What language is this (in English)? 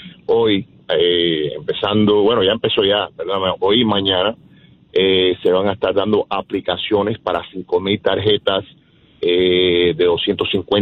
Spanish